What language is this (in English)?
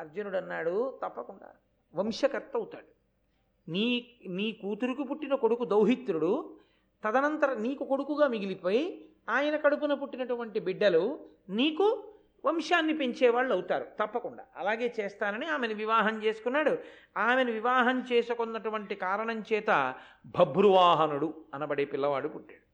Telugu